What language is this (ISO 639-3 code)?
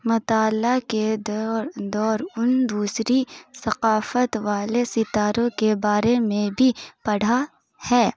urd